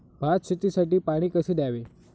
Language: Marathi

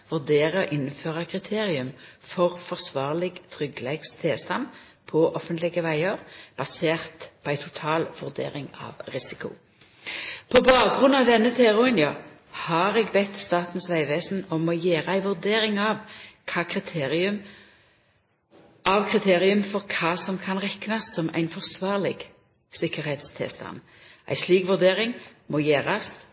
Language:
Norwegian Nynorsk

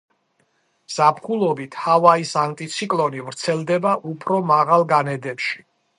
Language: Georgian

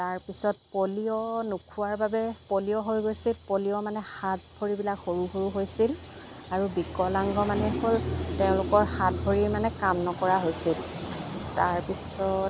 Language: Assamese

